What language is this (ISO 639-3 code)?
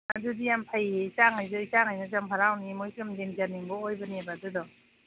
mni